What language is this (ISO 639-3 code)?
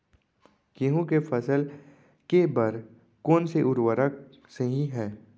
hne